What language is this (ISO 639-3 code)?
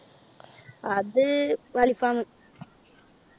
mal